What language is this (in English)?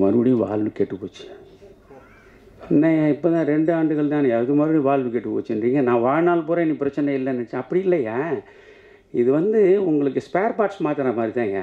Tamil